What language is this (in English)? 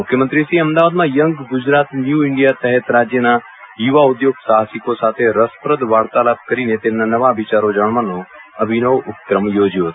Gujarati